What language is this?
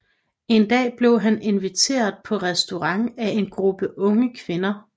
Danish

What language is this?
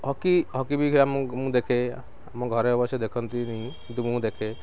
Odia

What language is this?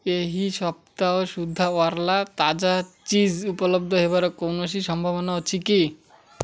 Odia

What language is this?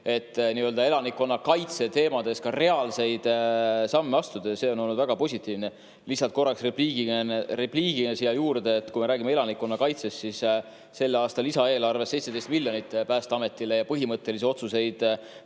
Estonian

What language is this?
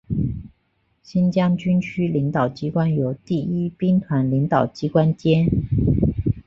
Chinese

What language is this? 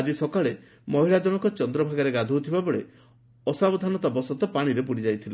Odia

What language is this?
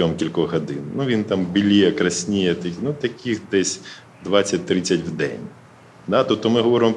Ukrainian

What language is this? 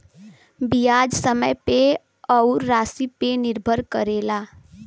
Bhojpuri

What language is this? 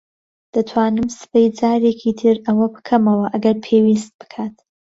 Central Kurdish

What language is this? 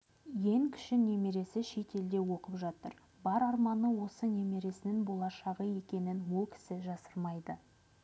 Kazakh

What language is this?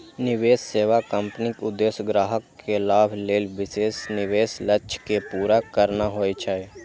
Maithili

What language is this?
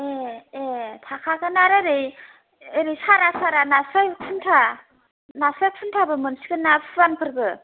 Bodo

